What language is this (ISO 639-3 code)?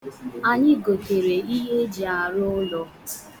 ibo